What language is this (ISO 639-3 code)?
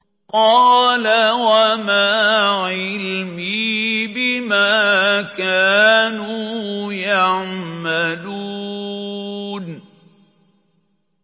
ara